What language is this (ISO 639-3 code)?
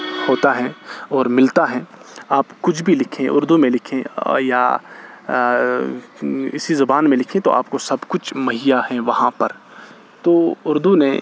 urd